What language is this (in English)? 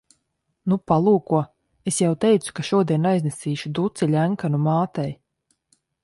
Latvian